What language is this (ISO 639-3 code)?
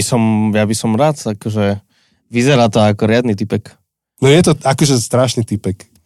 slk